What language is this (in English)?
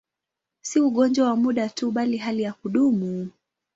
Swahili